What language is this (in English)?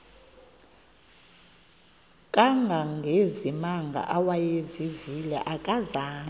Xhosa